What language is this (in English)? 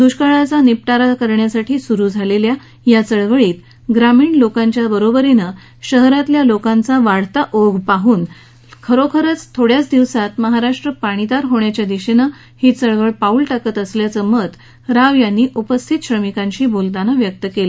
Marathi